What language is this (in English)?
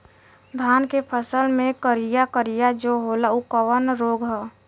Bhojpuri